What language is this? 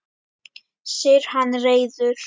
Icelandic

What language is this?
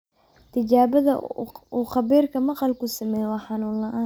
Somali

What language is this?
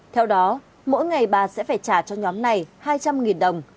Vietnamese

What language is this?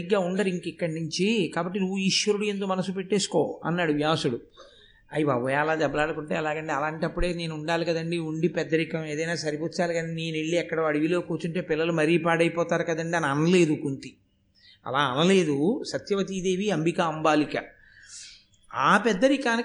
Telugu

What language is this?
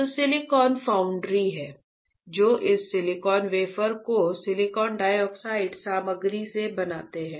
Hindi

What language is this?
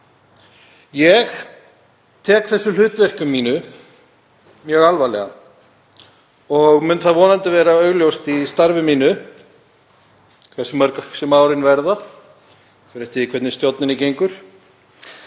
Icelandic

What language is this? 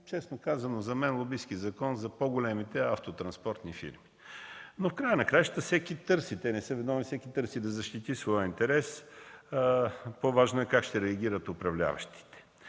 Bulgarian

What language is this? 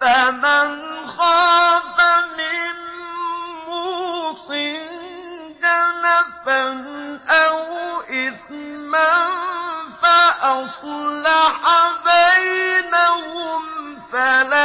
Arabic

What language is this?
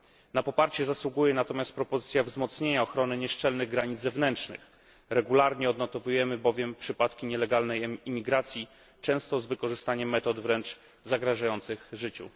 Polish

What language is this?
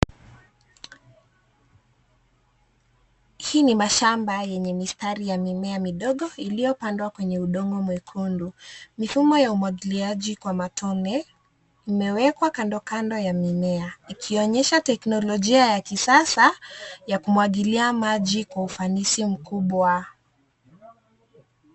Swahili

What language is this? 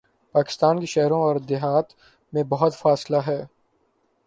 Urdu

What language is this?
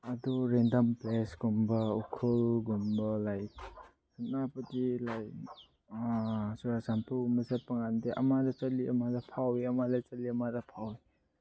Manipuri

